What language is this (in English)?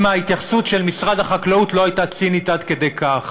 Hebrew